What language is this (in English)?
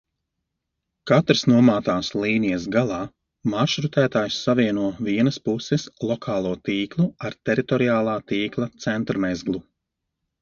Latvian